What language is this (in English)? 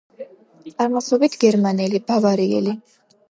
Georgian